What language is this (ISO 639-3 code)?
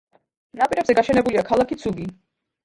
kat